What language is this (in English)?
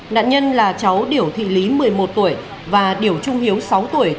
Vietnamese